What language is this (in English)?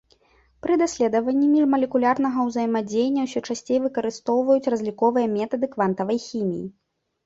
Belarusian